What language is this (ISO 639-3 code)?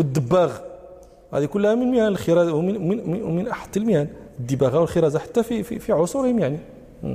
ara